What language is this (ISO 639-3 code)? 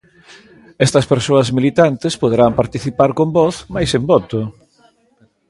glg